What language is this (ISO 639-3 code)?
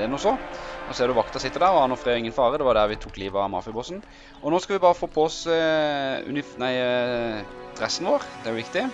nor